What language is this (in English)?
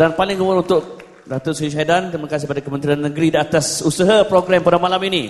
Malay